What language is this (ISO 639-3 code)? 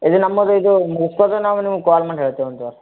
kan